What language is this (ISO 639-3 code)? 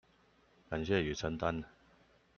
zho